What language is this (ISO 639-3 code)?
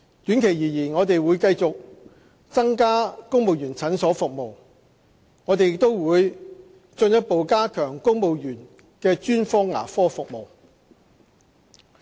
yue